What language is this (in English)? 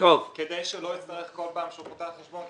Hebrew